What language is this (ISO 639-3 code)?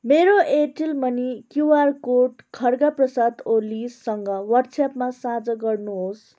nep